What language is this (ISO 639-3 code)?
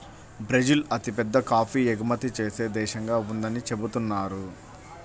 tel